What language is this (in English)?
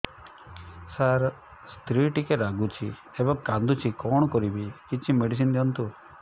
Odia